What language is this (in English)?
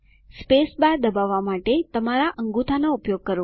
Gujarati